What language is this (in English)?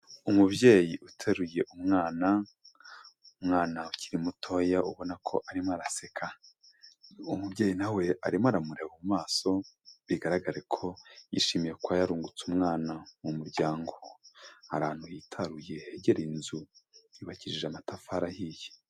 Kinyarwanda